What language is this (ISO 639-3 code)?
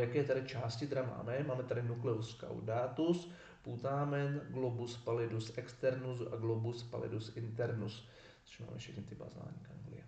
ces